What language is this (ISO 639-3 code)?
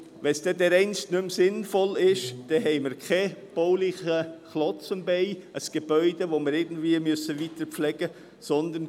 gsw